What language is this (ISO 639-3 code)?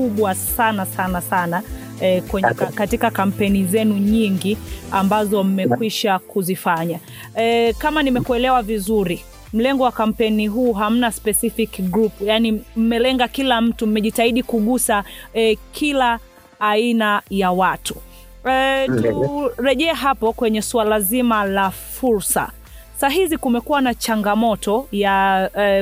swa